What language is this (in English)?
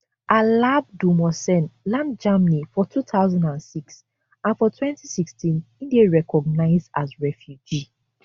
Nigerian Pidgin